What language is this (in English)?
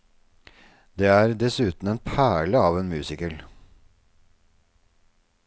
Norwegian